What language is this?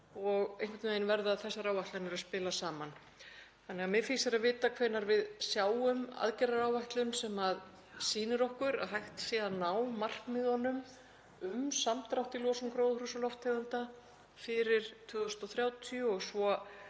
Icelandic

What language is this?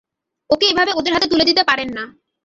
Bangla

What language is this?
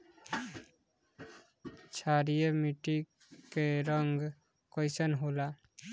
Bhojpuri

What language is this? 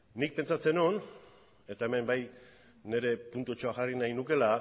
Basque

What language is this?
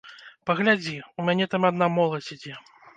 Belarusian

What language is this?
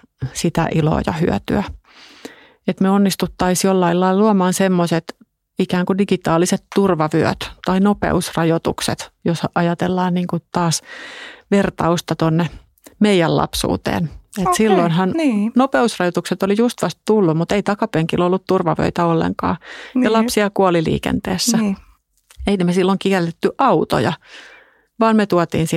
Finnish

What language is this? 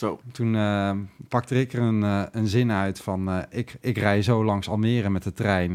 Dutch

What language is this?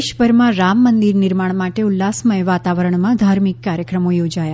Gujarati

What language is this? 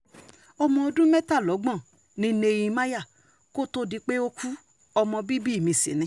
Yoruba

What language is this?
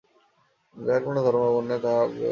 Bangla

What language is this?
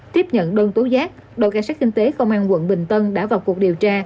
Vietnamese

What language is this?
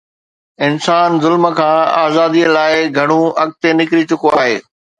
Sindhi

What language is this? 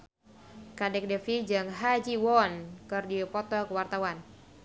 Sundanese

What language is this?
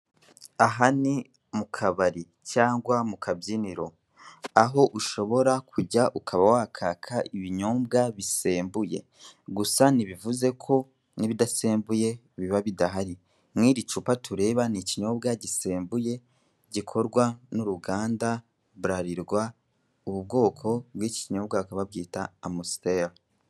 Kinyarwanda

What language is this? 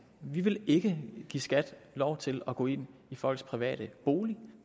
Danish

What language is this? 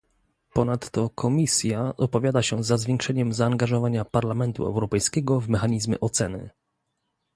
Polish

